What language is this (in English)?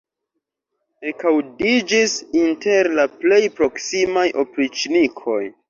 Esperanto